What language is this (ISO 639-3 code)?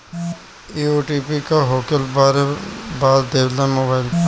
bho